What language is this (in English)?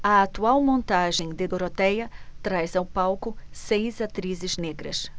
Portuguese